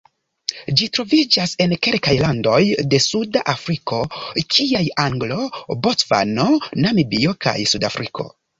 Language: Esperanto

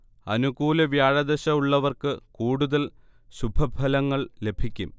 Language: Malayalam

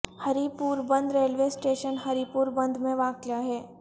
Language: Urdu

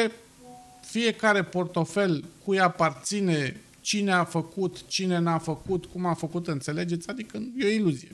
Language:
Romanian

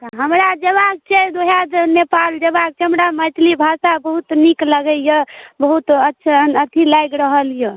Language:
Maithili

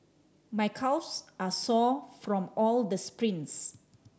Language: English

